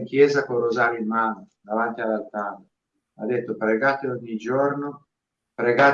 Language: Italian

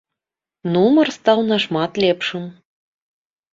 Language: Belarusian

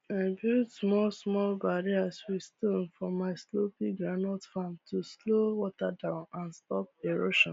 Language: Nigerian Pidgin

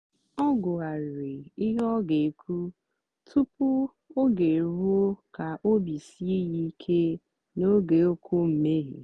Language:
Igbo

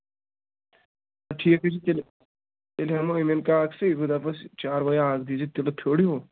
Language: Kashmiri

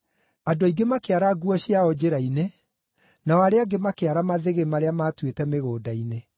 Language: Kikuyu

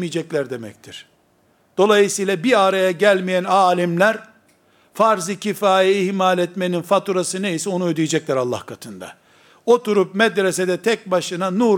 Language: Turkish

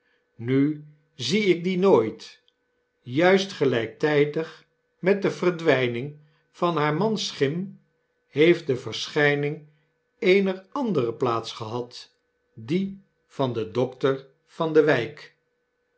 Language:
Dutch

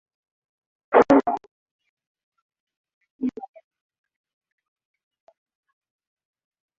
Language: Swahili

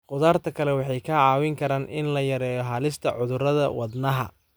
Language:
Somali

